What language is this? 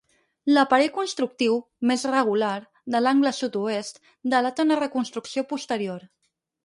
Catalan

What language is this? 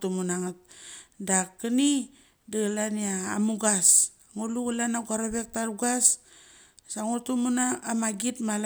Mali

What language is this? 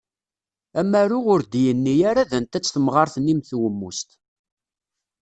Kabyle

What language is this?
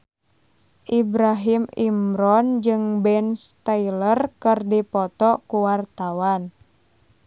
Sundanese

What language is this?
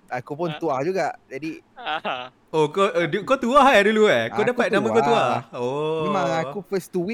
Malay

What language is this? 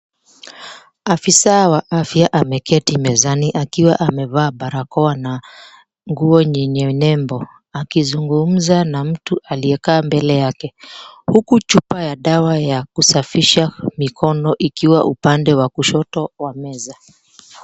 Swahili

